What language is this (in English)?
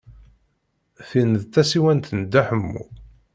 Kabyle